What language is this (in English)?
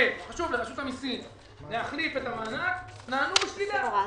Hebrew